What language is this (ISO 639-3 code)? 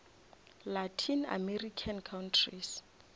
nso